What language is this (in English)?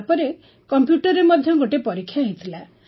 Odia